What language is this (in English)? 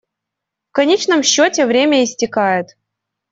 Russian